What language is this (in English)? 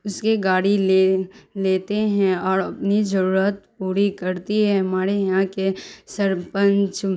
Urdu